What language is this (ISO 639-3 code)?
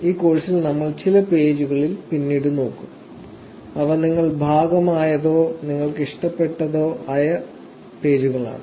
mal